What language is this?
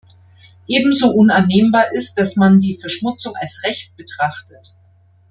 German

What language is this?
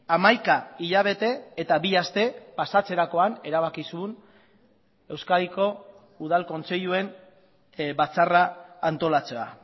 Basque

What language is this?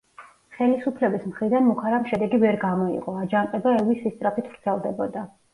Georgian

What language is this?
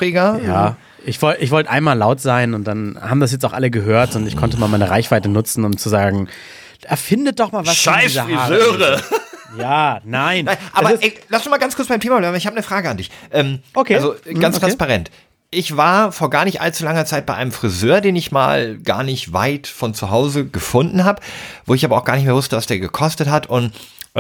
German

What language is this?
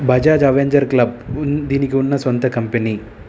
Telugu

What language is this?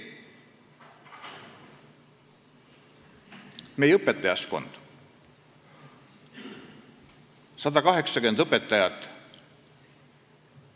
Estonian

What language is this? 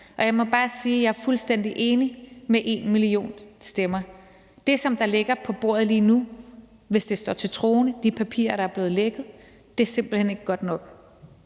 Danish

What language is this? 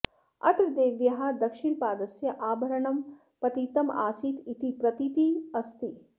Sanskrit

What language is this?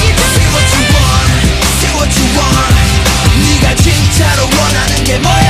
Russian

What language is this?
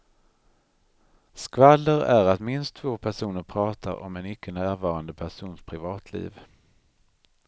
Swedish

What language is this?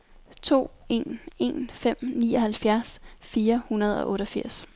Danish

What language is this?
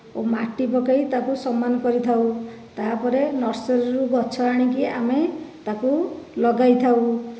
Odia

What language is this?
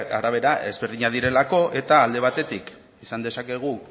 Basque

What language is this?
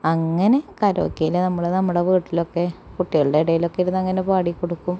Malayalam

